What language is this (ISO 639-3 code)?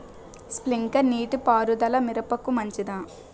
tel